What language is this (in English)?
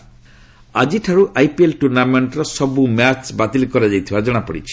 Odia